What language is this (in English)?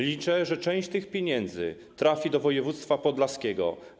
Polish